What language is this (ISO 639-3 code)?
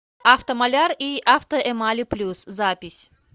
rus